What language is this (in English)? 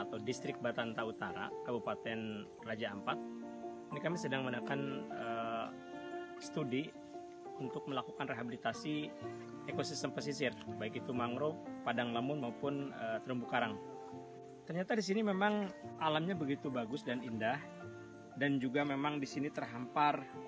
Indonesian